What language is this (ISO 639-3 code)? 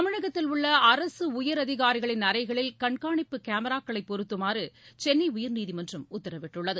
tam